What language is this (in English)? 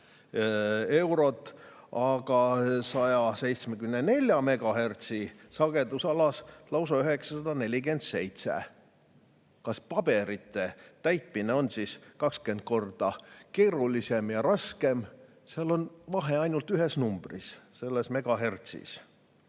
Estonian